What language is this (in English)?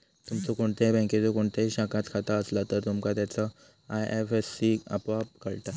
Marathi